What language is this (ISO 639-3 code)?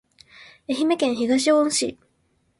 jpn